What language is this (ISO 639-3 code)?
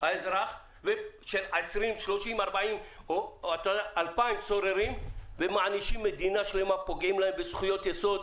heb